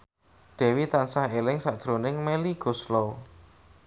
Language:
Javanese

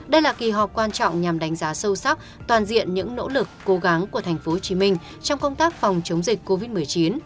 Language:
Vietnamese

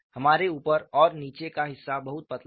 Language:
Hindi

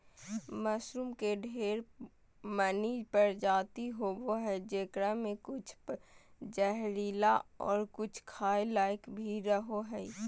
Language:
Magahi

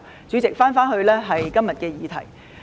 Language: Cantonese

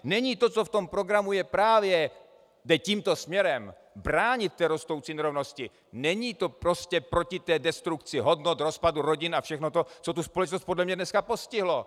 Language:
Czech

